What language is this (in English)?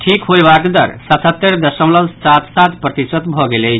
Maithili